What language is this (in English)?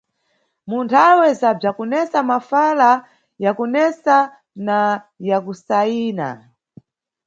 Nyungwe